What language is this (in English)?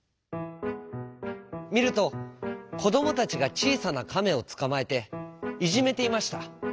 Japanese